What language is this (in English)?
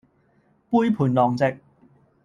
Cantonese